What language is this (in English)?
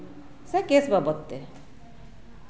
Santali